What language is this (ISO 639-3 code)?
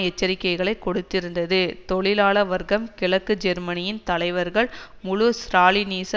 tam